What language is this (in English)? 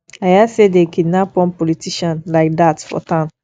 Nigerian Pidgin